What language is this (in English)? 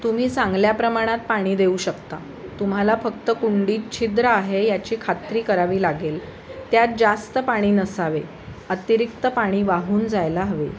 Marathi